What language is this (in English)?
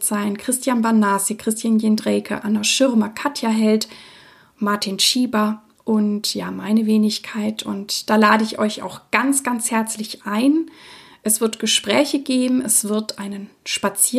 German